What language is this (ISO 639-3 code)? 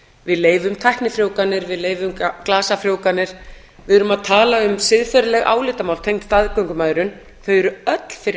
isl